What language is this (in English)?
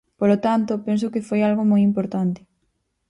Galician